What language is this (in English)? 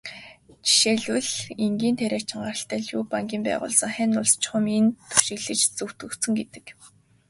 Mongolian